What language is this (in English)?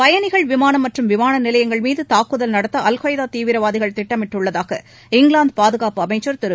Tamil